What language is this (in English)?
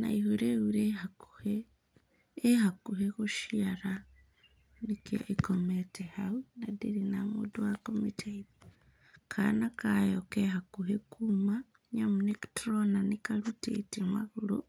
Kikuyu